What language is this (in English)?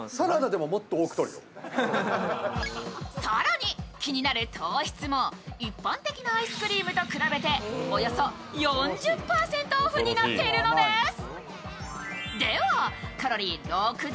Japanese